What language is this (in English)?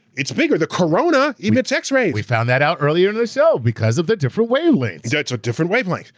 English